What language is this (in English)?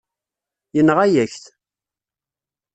Kabyle